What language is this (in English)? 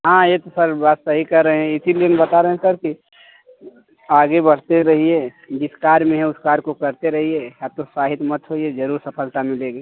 Hindi